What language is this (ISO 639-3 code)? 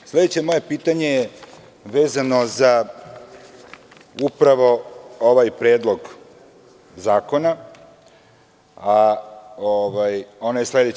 srp